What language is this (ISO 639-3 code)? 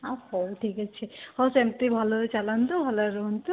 ori